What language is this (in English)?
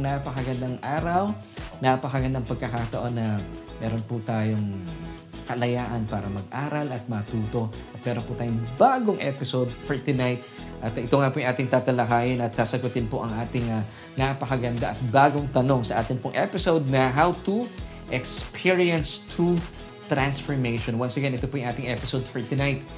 Filipino